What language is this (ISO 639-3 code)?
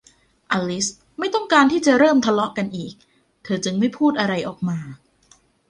tha